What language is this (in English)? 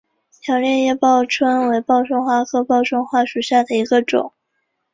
Chinese